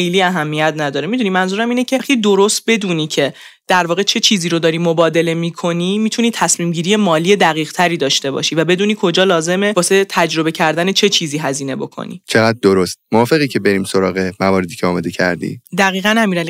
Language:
Persian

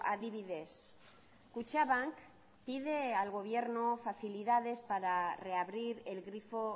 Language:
Spanish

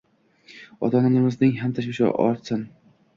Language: Uzbek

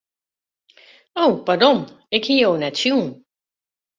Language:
Western Frisian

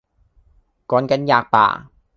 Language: Cantonese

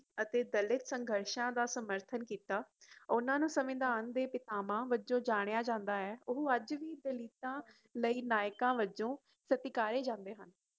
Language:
Punjabi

